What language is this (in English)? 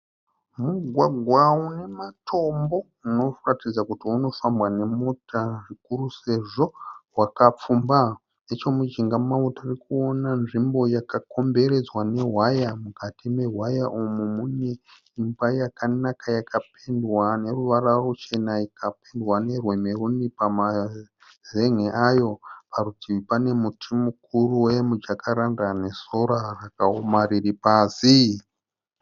Shona